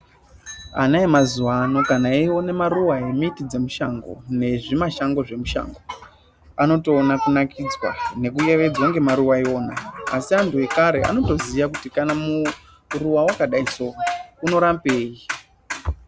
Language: Ndau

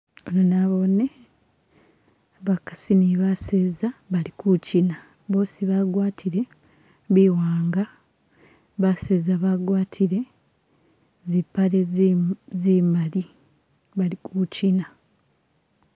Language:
Masaaba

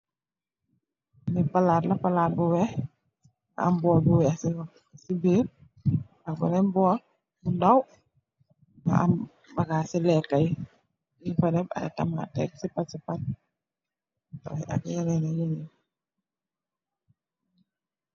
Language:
Wolof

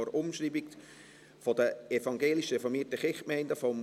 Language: Swiss German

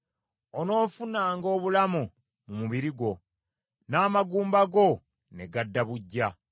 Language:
Ganda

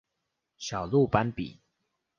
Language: Chinese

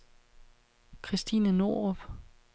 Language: Danish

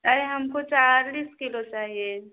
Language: Hindi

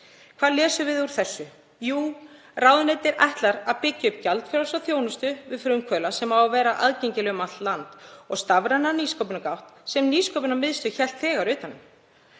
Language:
Icelandic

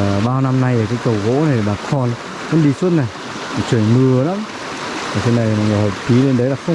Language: Vietnamese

